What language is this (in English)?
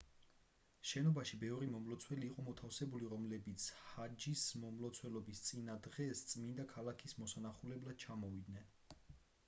Georgian